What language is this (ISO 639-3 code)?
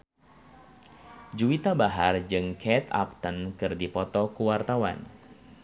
sun